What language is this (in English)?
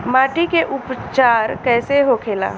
Bhojpuri